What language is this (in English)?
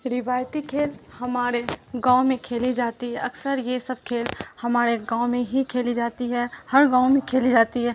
Urdu